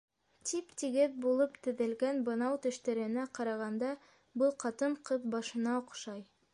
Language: Bashkir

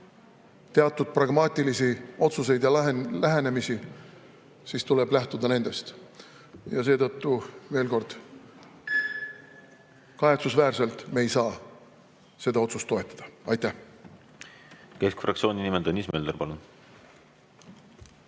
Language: Estonian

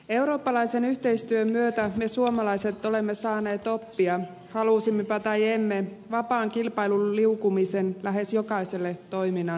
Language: Finnish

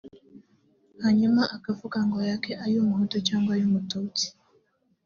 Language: Kinyarwanda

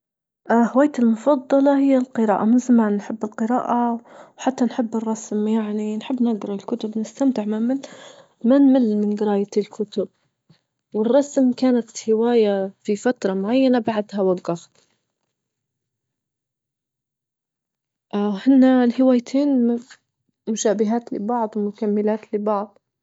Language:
Libyan Arabic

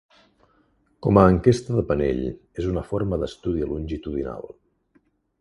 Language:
Catalan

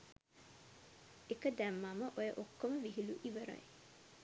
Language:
Sinhala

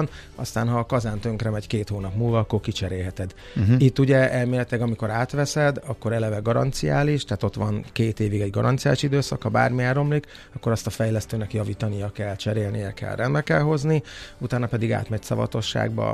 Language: Hungarian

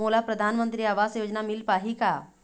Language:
Chhattisgarhi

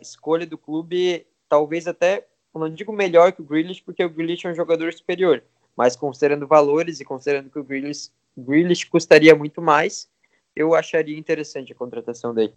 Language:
Portuguese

